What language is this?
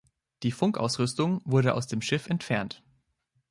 German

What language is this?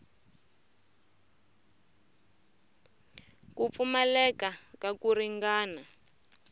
Tsonga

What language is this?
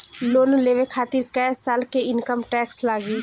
Bhojpuri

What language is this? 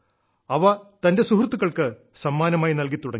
Malayalam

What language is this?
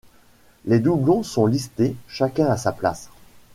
French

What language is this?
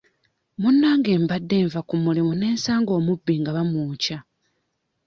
Ganda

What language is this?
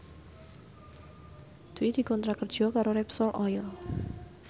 Javanese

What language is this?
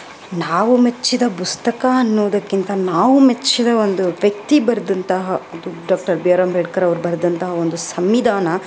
Kannada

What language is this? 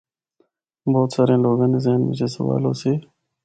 Northern Hindko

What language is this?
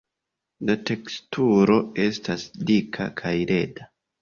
Esperanto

